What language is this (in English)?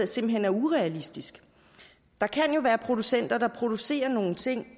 Danish